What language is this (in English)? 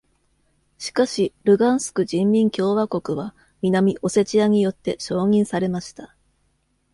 Japanese